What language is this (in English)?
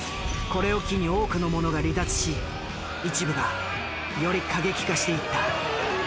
Japanese